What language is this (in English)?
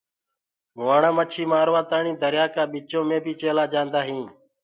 Gurgula